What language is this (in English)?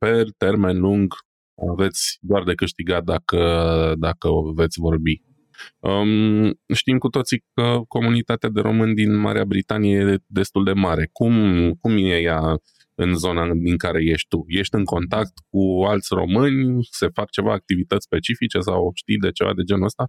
Romanian